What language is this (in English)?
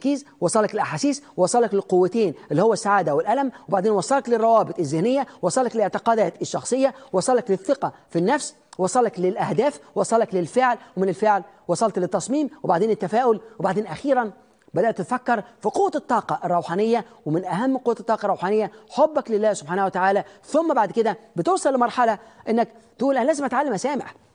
Arabic